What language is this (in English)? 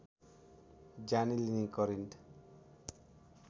Nepali